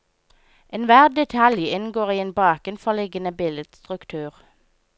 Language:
Norwegian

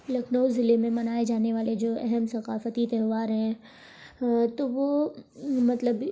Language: Urdu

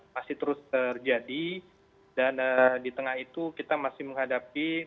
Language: Indonesian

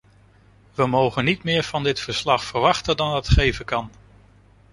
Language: Dutch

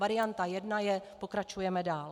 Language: Czech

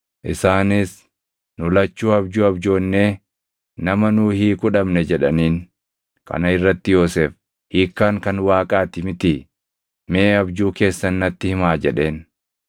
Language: Oromo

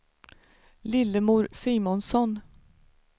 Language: Swedish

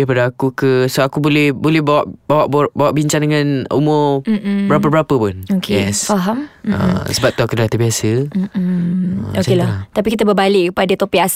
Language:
Malay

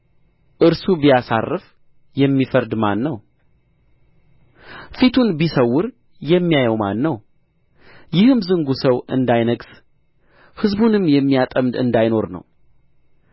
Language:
Amharic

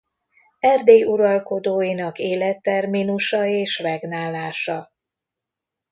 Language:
Hungarian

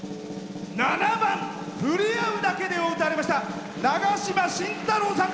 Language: Japanese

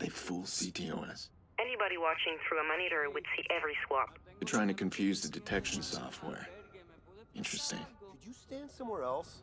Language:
English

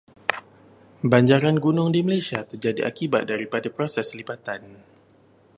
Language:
Malay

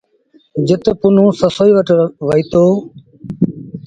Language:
Sindhi Bhil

